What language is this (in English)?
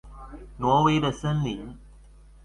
Chinese